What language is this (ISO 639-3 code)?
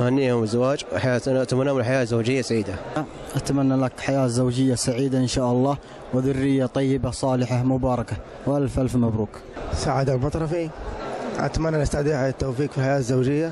ara